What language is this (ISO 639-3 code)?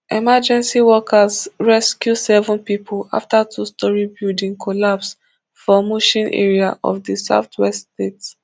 pcm